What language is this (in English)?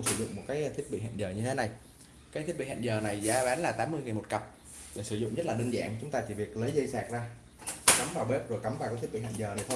Vietnamese